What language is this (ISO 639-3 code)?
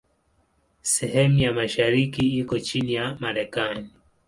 swa